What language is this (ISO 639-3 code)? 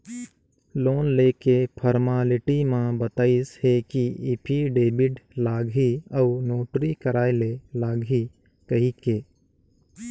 hne